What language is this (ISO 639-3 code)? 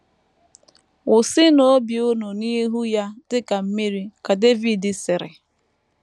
ibo